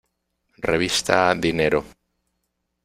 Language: Spanish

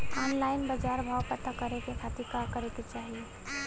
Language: Bhojpuri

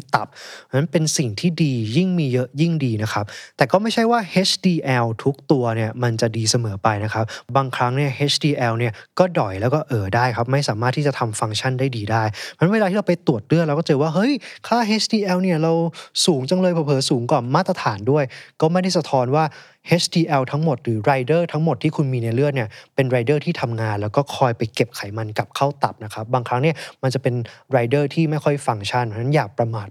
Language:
Thai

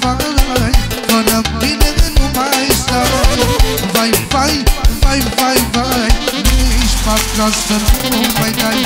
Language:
Romanian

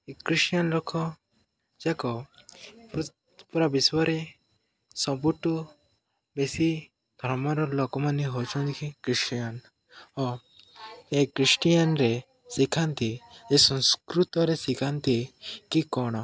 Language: Odia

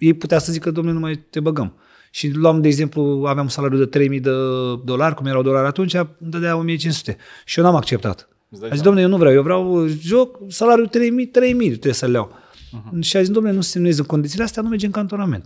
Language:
Romanian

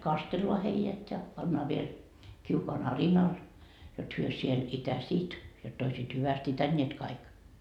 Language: Finnish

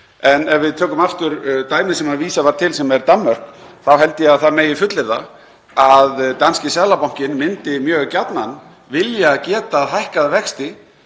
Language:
Icelandic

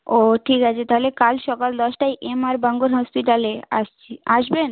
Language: Bangla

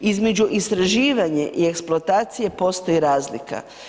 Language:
Croatian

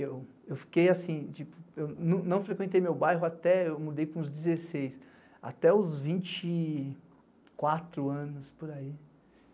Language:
Portuguese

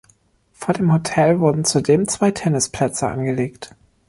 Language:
German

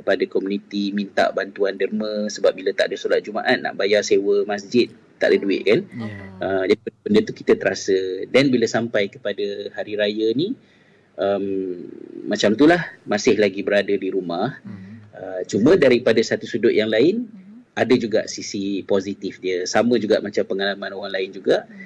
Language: Malay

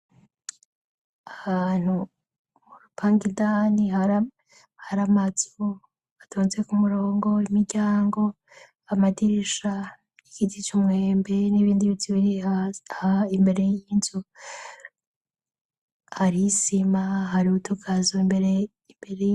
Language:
Rundi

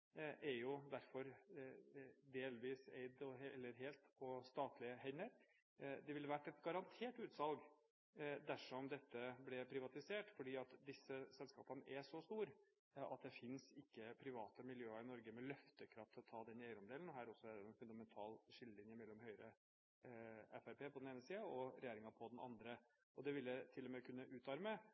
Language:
Norwegian Bokmål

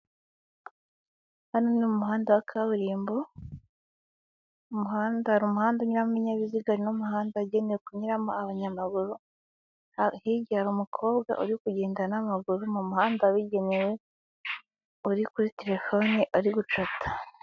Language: Kinyarwanda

